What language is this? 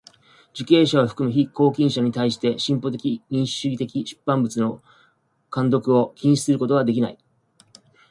Japanese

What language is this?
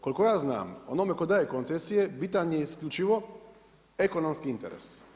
Croatian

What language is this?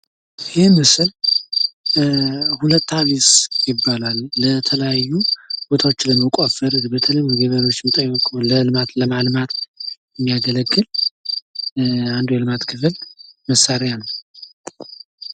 Amharic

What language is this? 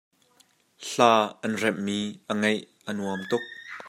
Hakha Chin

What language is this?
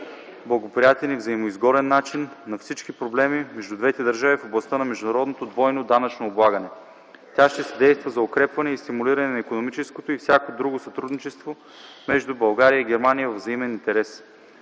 Bulgarian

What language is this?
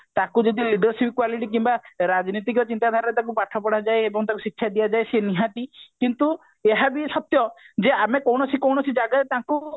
Odia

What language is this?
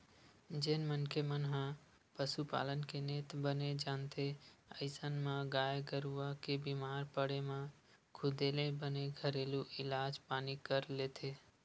Chhattisgarhi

